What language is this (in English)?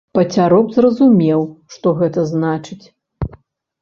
Belarusian